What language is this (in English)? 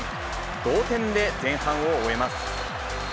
Japanese